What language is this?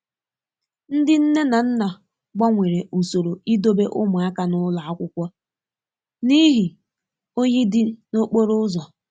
Igbo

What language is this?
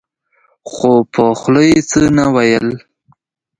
Pashto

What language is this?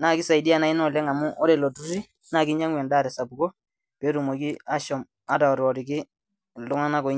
Masai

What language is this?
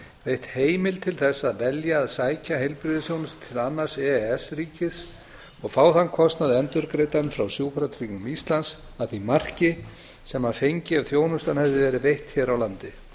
Icelandic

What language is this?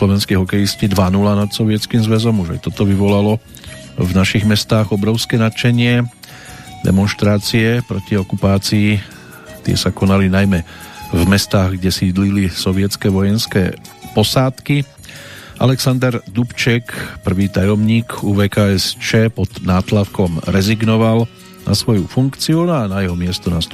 Slovak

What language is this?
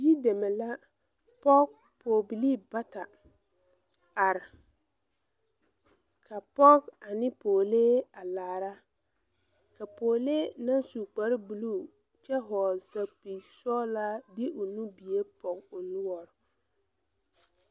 Southern Dagaare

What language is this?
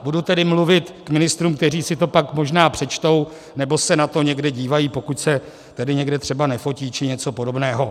Czech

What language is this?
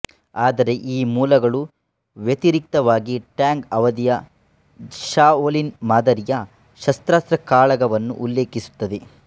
Kannada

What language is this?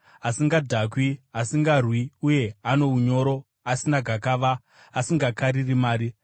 Shona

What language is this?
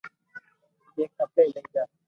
Loarki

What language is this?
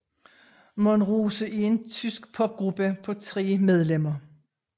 Danish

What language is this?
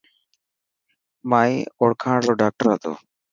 Dhatki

